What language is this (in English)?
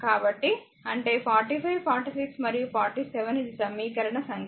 Telugu